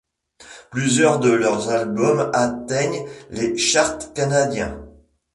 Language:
French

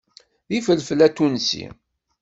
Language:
Kabyle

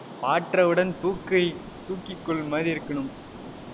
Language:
Tamil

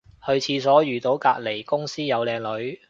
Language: Cantonese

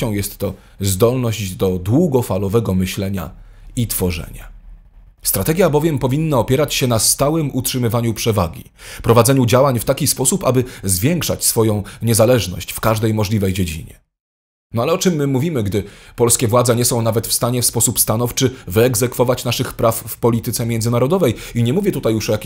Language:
Polish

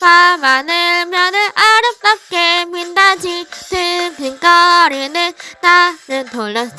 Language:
Korean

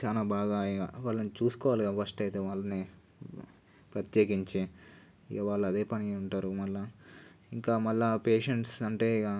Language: Telugu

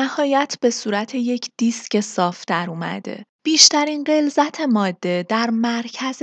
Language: Persian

